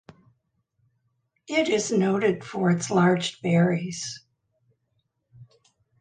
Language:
English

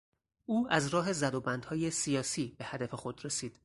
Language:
Persian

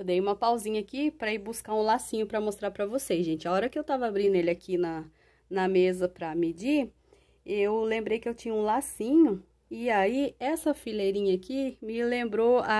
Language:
Portuguese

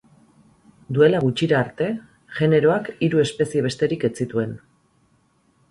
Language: Basque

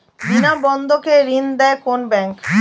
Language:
Bangla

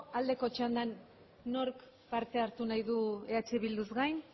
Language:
Basque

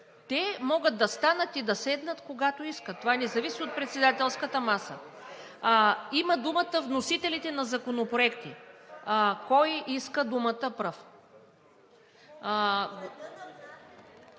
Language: Bulgarian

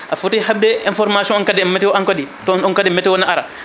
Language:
Fula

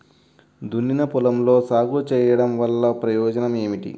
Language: Telugu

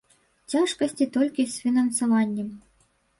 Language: Belarusian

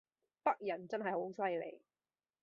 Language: Cantonese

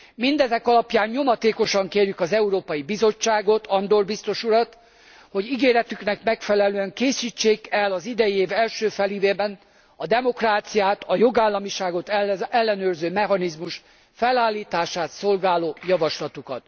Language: Hungarian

